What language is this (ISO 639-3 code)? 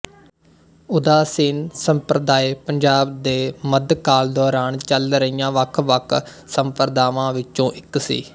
pan